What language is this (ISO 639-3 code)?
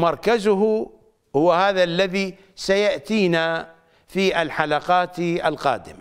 ara